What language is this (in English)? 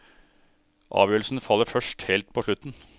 Norwegian